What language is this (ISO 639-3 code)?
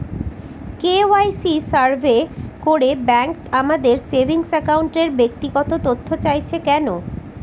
ben